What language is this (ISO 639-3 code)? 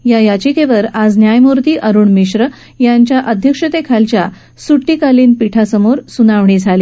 mar